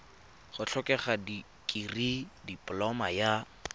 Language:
Tswana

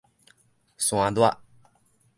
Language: Min Nan Chinese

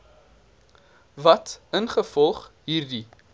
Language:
Afrikaans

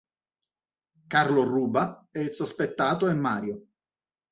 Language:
Italian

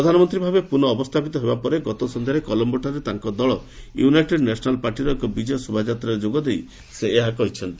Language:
Odia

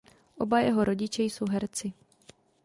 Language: Czech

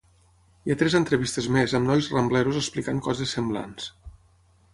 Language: Catalan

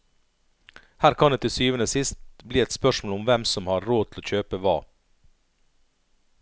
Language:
Norwegian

